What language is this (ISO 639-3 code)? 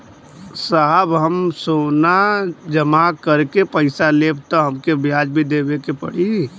bho